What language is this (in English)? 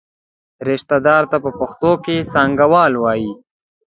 Pashto